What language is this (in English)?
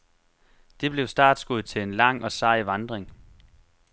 Danish